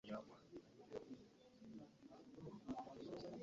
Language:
Ganda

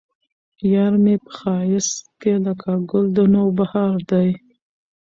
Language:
Pashto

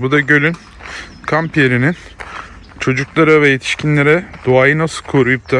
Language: Turkish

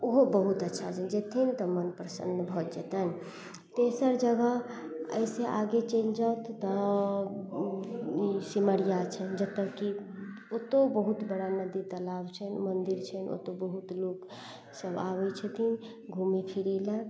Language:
Maithili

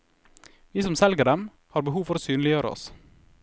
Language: Norwegian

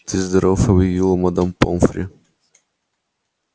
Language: Russian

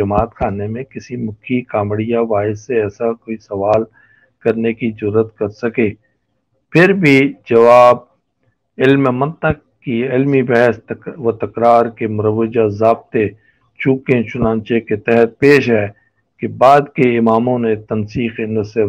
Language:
Urdu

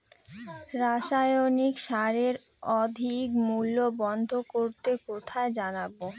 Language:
Bangla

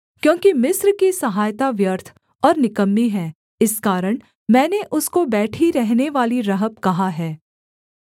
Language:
Hindi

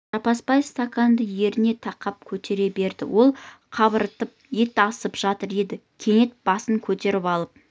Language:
Kazakh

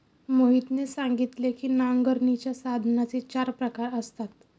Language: Marathi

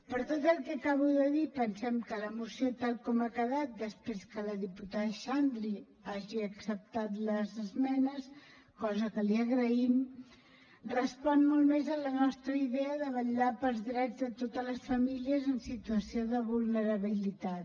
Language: Catalan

